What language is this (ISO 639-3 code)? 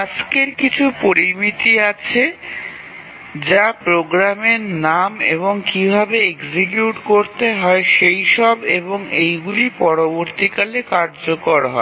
ben